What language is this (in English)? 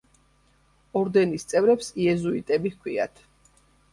Georgian